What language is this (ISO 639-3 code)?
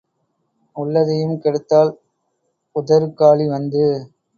tam